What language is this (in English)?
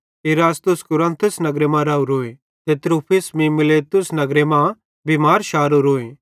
Bhadrawahi